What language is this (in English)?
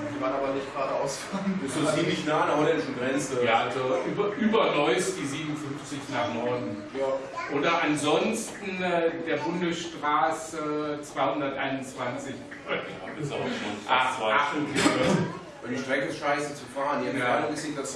German